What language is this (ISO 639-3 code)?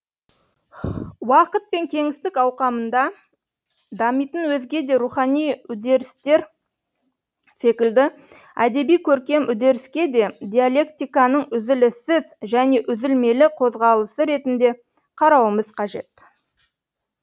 kaz